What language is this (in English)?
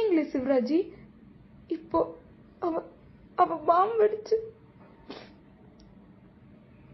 Tamil